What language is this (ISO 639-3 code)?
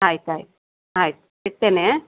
kan